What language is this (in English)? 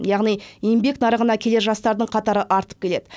Kazakh